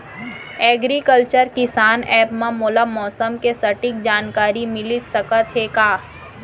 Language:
Chhattisgarhi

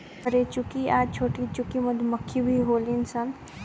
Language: Bhojpuri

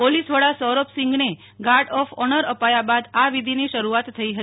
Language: Gujarati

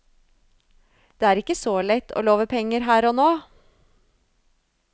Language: Norwegian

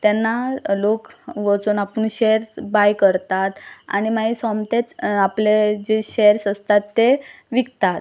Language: Konkani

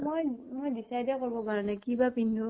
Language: Assamese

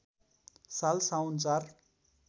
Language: Nepali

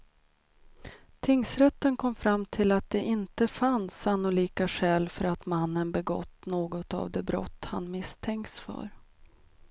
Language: Swedish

